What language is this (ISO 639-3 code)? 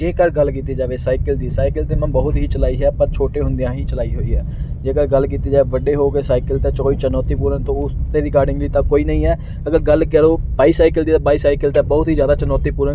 pan